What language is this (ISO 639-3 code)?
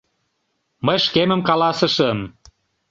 chm